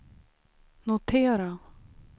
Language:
Swedish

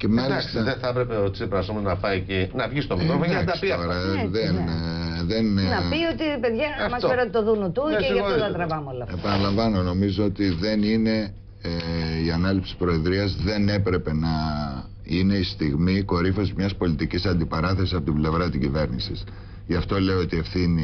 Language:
Greek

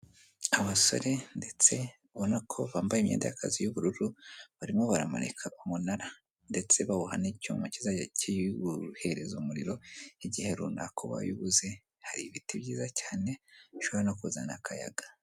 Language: Kinyarwanda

